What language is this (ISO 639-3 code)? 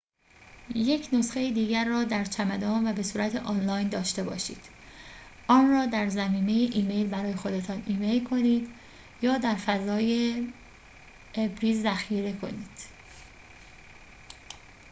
fas